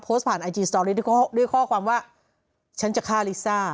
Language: Thai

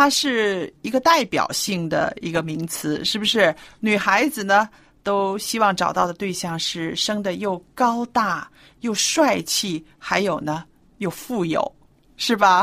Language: Chinese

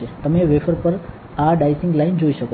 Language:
Gujarati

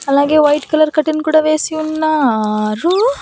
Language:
Telugu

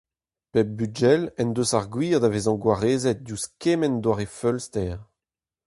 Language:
Breton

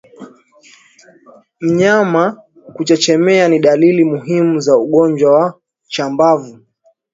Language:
Swahili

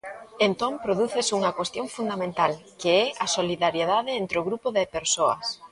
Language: Galician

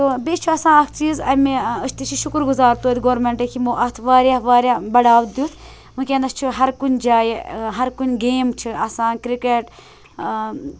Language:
Kashmiri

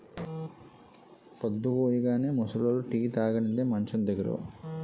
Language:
Telugu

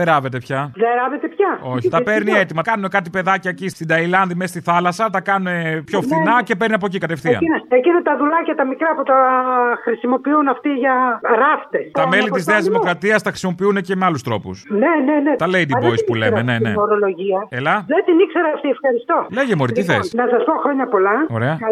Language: Greek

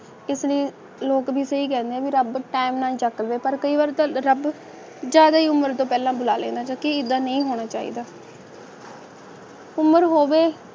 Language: Punjabi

